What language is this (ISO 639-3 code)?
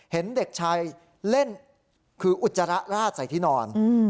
tha